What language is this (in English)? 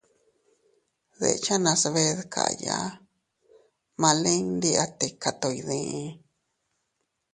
Teutila Cuicatec